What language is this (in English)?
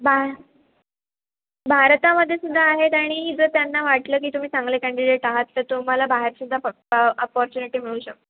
Marathi